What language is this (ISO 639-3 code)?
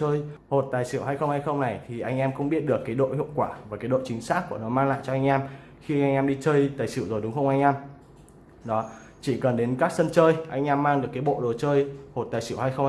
vie